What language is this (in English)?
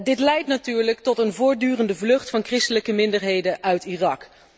Dutch